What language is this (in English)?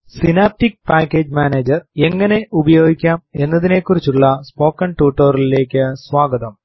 Malayalam